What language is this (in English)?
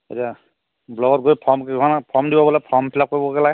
Assamese